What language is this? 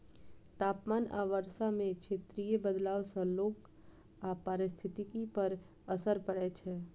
Maithili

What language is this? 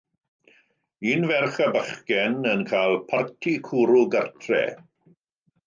Welsh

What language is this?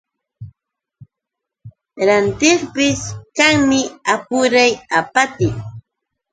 Yauyos Quechua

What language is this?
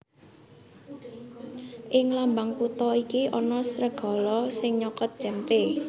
Javanese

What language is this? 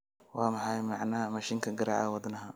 Somali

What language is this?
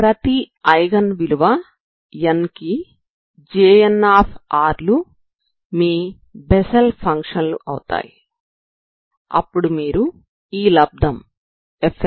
Telugu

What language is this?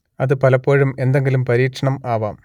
Malayalam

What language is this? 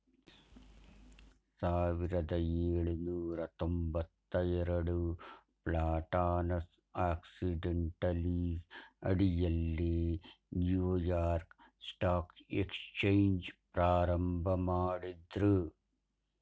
Kannada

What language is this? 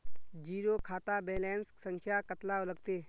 Magahi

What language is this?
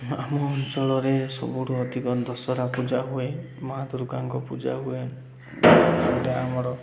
Odia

